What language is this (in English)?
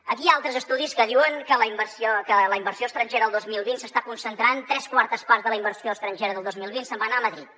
Catalan